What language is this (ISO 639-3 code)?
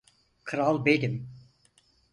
tur